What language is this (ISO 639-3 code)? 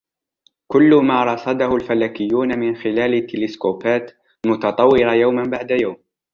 ara